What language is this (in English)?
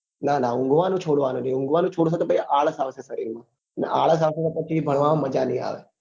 Gujarati